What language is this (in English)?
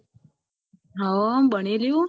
Gujarati